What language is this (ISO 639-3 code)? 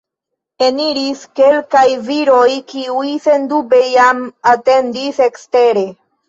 epo